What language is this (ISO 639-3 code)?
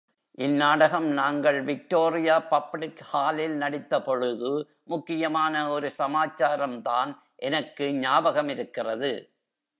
tam